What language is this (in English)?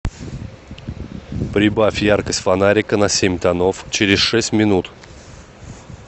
Russian